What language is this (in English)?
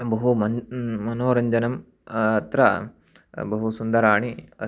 Sanskrit